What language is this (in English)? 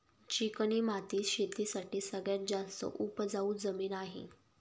Marathi